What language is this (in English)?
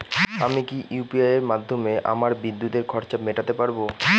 Bangla